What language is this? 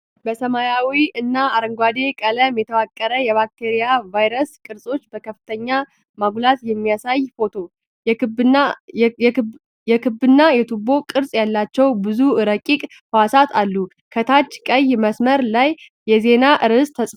Amharic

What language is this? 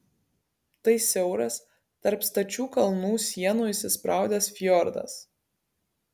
Lithuanian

